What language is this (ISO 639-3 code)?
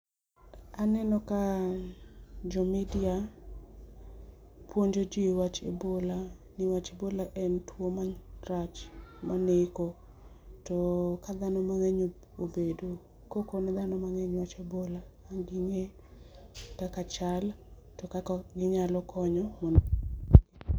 luo